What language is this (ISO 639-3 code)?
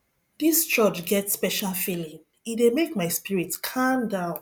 pcm